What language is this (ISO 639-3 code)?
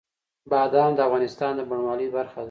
pus